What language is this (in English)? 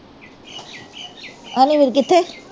Punjabi